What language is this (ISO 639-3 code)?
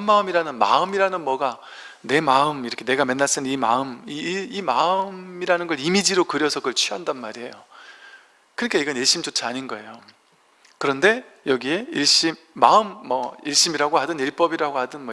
kor